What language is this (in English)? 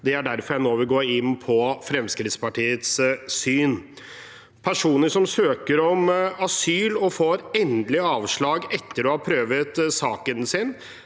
Norwegian